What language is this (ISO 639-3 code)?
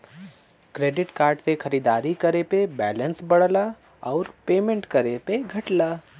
bho